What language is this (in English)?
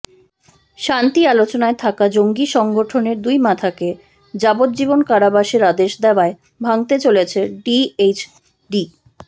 Bangla